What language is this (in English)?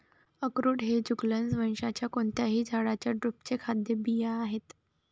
Marathi